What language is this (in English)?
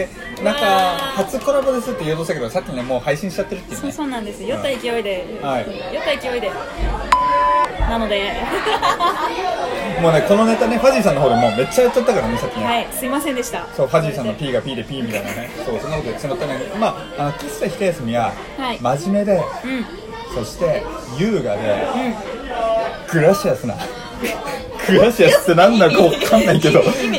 Japanese